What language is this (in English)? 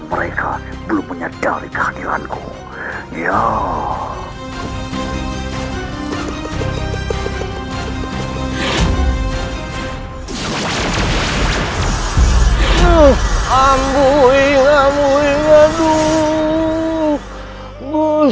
Indonesian